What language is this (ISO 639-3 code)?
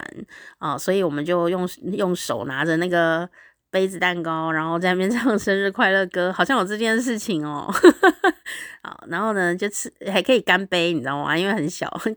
zho